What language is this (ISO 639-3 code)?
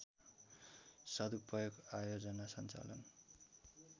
nep